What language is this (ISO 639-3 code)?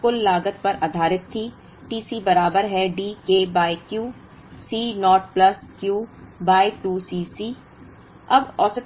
hin